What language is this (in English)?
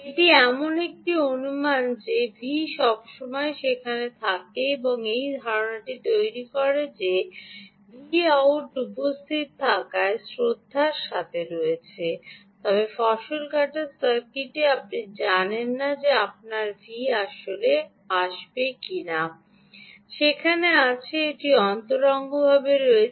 Bangla